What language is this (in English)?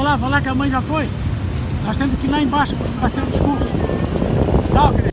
Portuguese